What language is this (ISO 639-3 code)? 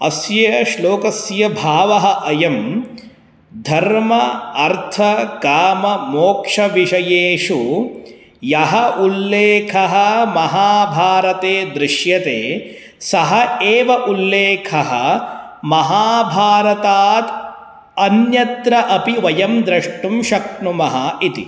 san